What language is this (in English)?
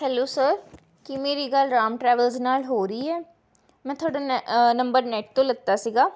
Punjabi